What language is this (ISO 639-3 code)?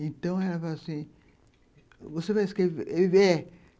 por